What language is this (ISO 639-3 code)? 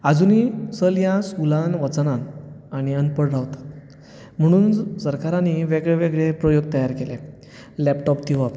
kok